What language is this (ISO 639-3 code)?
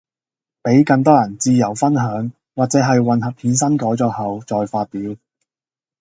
yue